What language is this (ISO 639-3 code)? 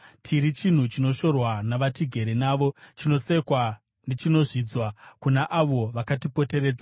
sna